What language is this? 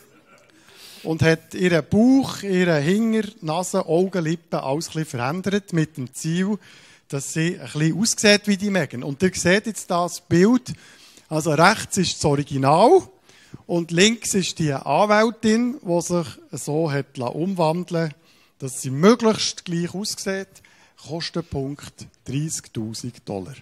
German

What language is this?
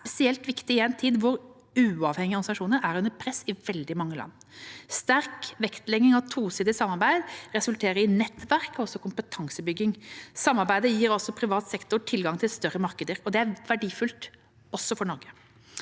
Norwegian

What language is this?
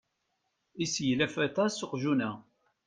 Kabyle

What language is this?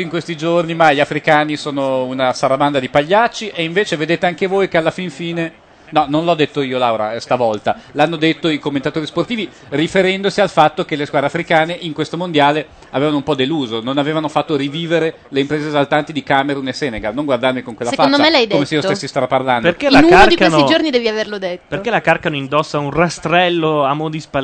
Italian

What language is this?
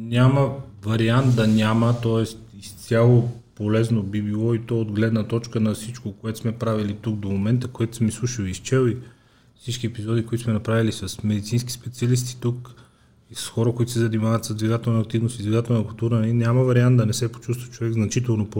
Bulgarian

